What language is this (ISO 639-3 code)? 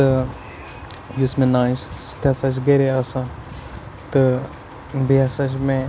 kas